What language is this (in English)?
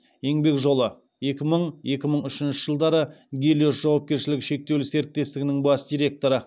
Kazakh